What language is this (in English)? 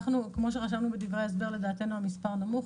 Hebrew